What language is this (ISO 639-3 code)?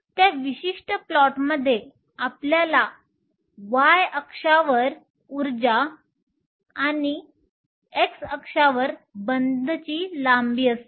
mar